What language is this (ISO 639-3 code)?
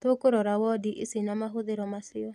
kik